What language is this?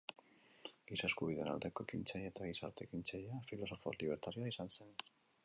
Basque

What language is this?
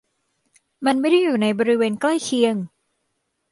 Thai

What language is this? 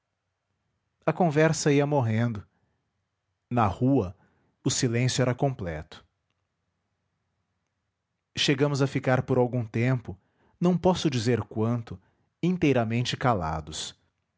Portuguese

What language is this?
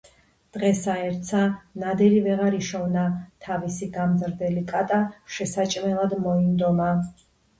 Georgian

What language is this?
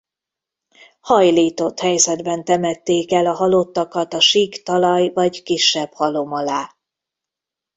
Hungarian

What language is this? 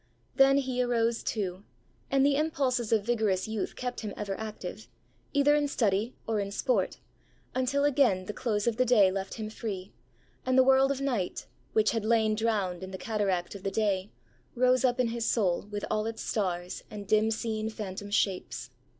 English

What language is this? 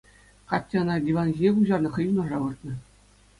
Chuvash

